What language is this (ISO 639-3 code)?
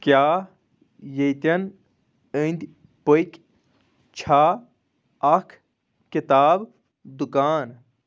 kas